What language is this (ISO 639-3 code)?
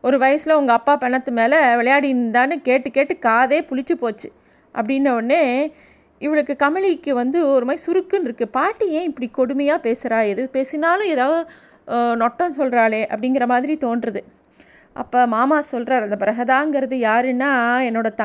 tam